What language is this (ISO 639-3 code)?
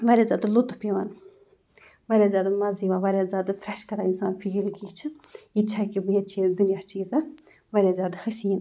kas